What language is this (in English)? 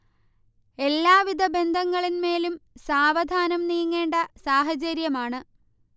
Malayalam